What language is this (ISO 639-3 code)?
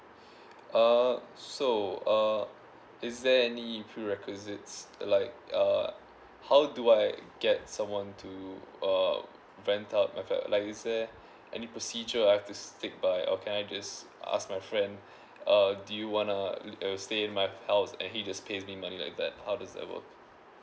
eng